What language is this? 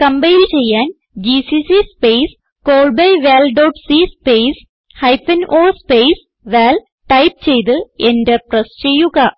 Malayalam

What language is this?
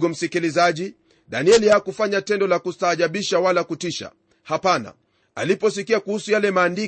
Swahili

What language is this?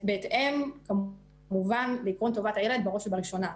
Hebrew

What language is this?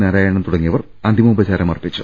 Malayalam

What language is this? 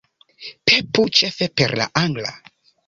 Esperanto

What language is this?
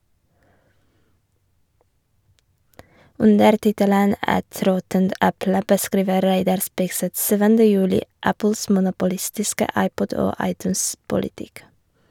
Norwegian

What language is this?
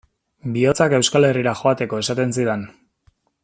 Basque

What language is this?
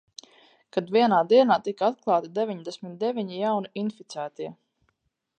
Latvian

